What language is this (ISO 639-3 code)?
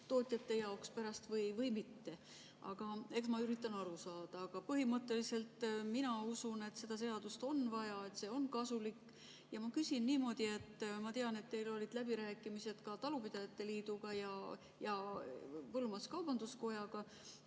est